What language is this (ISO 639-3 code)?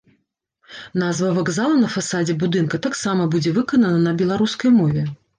bel